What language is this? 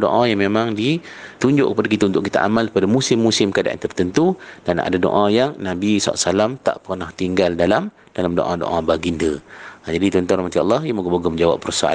Malay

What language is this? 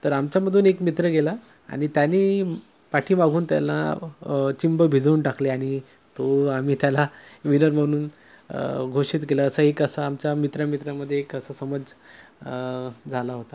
Marathi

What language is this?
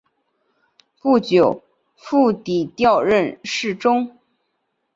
Chinese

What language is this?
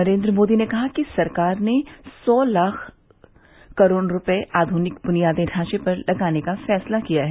Hindi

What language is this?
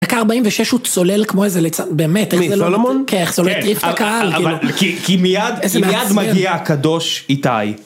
Hebrew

